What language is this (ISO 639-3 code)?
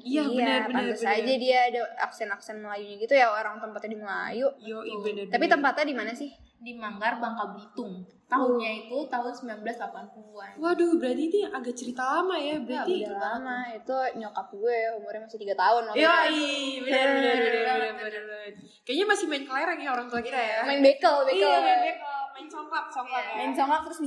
ind